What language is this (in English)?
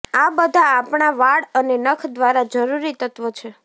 Gujarati